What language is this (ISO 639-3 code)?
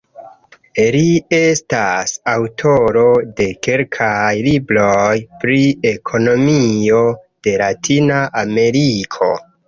epo